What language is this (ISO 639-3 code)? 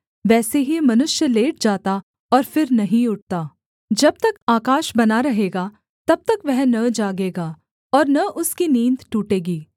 hin